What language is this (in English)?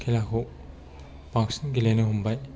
Bodo